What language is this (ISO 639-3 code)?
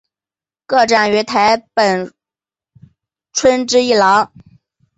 zho